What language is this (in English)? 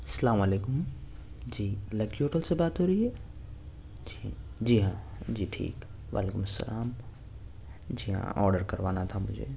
Urdu